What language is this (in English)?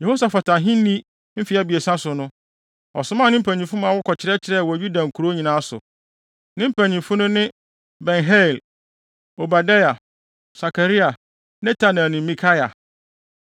Akan